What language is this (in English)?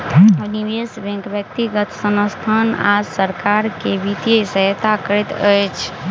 Maithili